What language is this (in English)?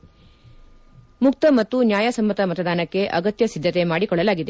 Kannada